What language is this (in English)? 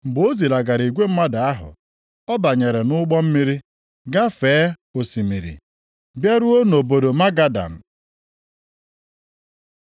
Igbo